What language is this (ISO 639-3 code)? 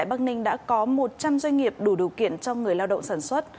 vie